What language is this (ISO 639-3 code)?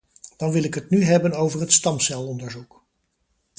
nld